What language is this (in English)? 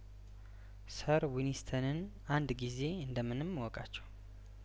Amharic